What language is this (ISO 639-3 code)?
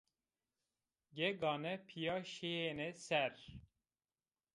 zza